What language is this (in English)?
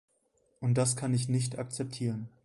German